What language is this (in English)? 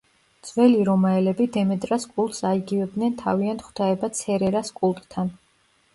Georgian